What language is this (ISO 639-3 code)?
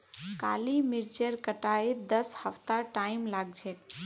mag